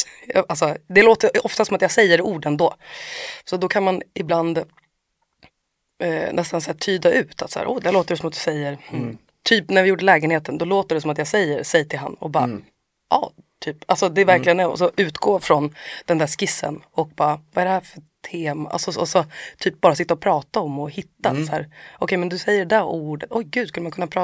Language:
Swedish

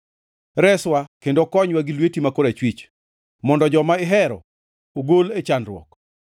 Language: Luo (Kenya and Tanzania)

